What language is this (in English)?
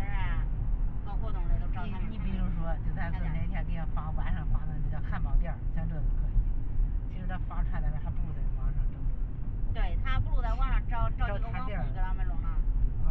Chinese